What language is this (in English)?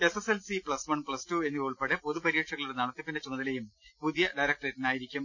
Malayalam